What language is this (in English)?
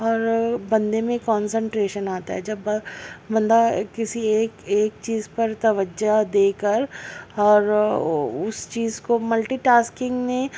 Urdu